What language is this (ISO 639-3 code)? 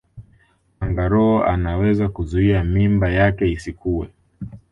swa